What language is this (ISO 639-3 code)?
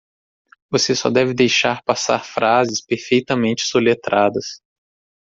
por